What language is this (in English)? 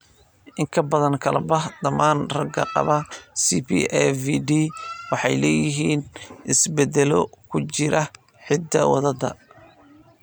Somali